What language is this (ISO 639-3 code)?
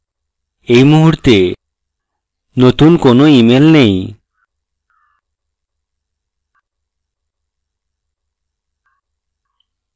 ben